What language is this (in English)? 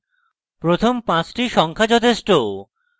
Bangla